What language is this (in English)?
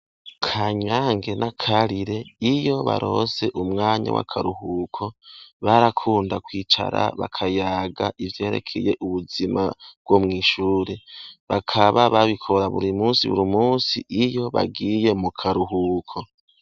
Rundi